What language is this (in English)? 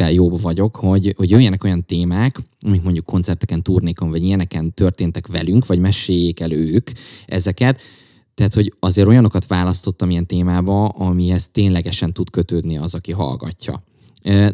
Hungarian